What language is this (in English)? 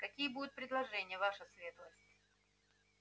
Russian